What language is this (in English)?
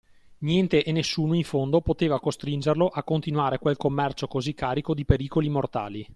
Italian